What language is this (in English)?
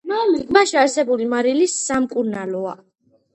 Georgian